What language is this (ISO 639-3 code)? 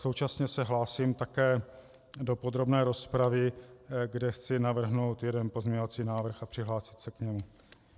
ces